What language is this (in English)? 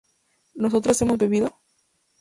Spanish